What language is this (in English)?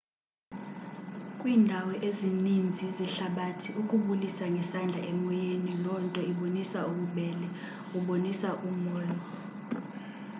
Xhosa